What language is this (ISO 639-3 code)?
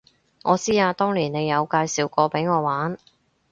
yue